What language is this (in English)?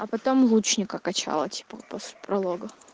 Russian